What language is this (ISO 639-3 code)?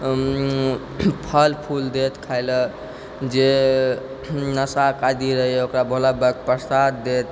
mai